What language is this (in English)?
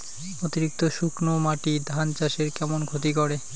Bangla